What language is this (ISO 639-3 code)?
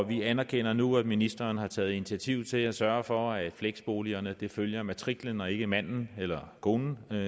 dan